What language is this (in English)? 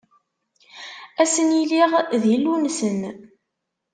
Kabyle